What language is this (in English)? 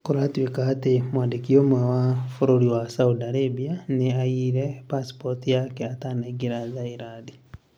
Kikuyu